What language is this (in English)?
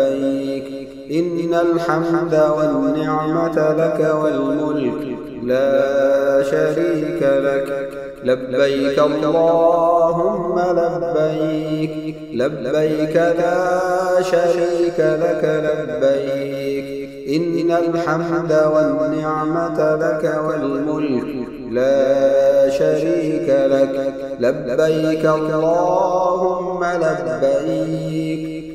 Arabic